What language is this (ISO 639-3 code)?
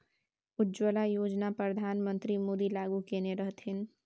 mai